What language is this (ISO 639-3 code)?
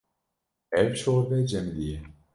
kur